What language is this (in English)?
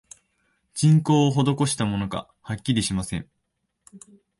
Japanese